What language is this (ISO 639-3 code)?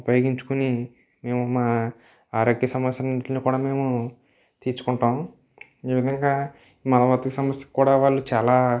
tel